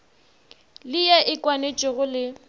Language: Northern Sotho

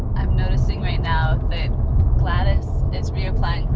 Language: English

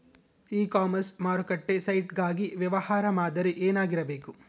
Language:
Kannada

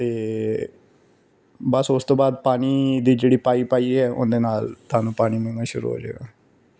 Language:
Punjabi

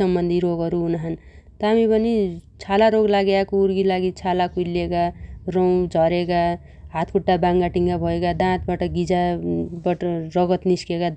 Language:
Dotyali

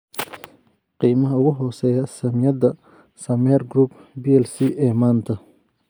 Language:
Somali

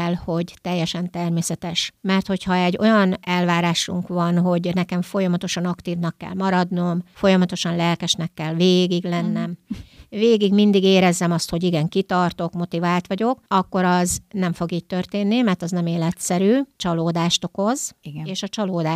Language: Hungarian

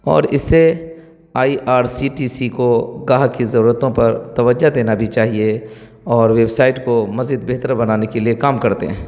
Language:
Urdu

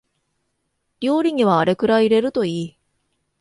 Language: Japanese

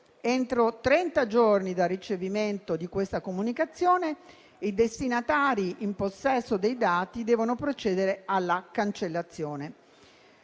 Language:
Italian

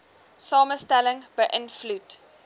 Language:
Afrikaans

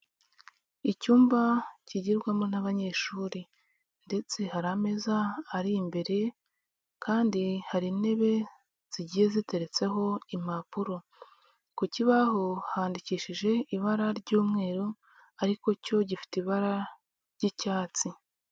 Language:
Kinyarwanda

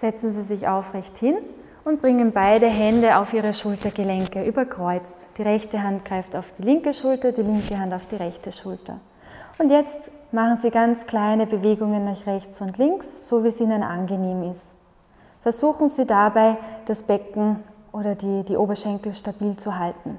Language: German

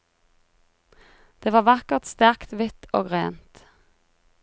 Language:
Norwegian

